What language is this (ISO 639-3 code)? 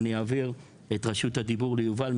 heb